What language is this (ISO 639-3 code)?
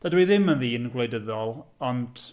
cym